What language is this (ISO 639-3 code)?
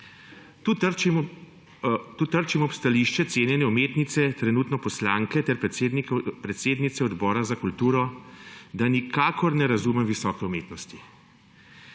slv